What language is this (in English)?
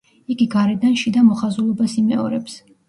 Georgian